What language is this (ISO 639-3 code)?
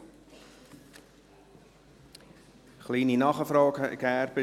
gsw